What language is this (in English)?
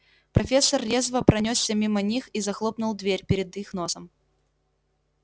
Russian